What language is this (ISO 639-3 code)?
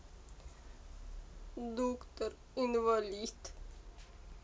rus